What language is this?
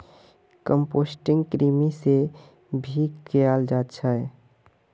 Magahi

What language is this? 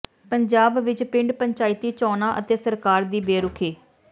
Punjabi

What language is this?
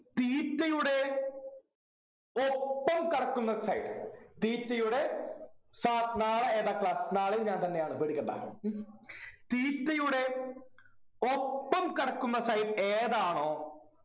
Malayalam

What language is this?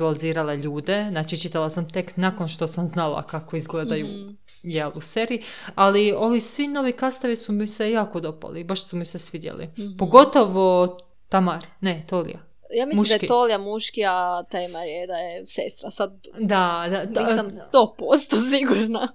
Croatian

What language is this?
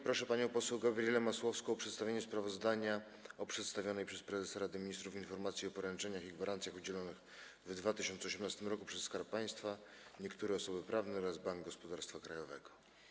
Polish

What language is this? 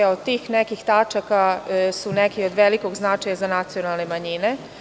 Serbian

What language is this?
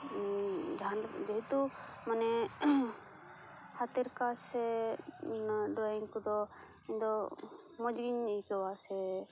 Santali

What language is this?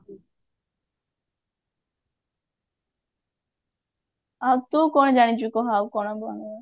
Odia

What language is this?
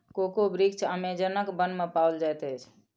Maithili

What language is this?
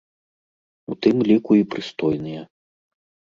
Belarusian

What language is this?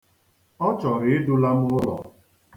Igbo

